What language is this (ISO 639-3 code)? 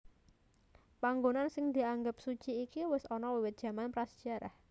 jav